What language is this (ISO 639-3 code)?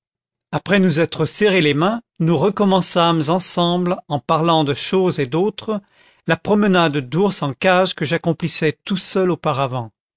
fra